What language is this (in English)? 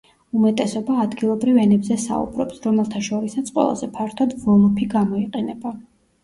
Georgian